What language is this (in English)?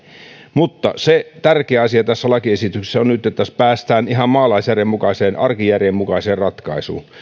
Finnish